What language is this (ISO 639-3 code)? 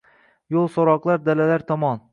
uzb